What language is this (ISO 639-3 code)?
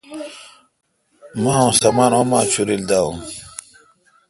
xka